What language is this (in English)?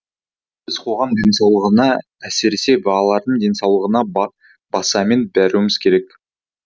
Kazakh